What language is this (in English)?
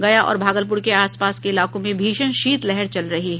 Hindi